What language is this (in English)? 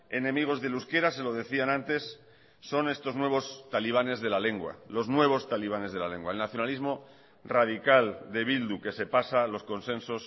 Spanish